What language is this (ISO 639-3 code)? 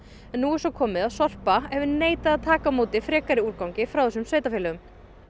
isl